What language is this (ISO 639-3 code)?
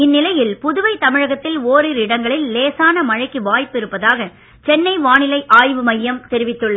tam